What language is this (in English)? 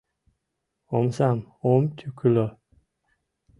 Mari